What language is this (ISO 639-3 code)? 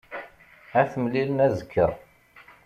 kab